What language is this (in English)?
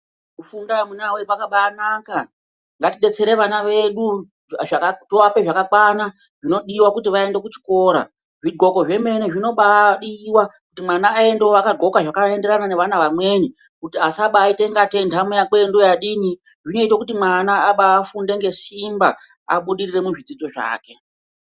Ndau